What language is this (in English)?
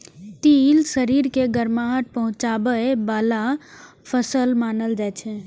Maithili